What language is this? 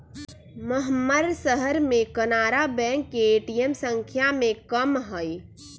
Magahi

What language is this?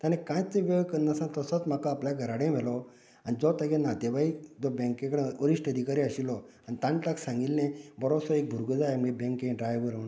Konkani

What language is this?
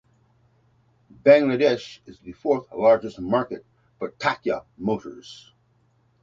English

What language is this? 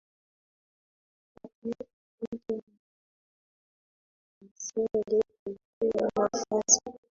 Swahili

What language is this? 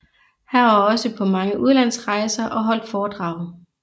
Danish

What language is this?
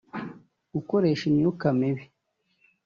Kinyarwanda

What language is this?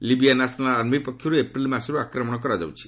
Odia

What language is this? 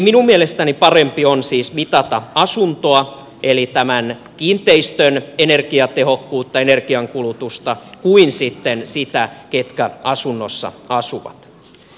Finnish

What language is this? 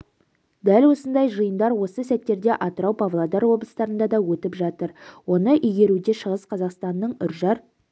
Kazakh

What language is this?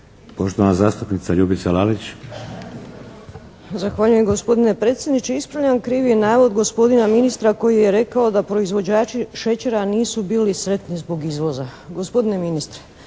Croatian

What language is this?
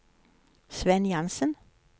Norwegian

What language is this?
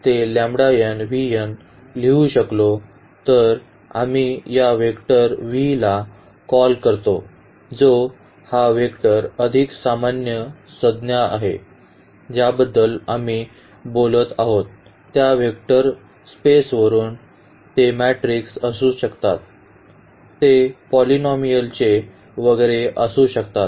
Marathi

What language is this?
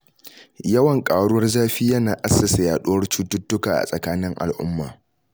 Hausa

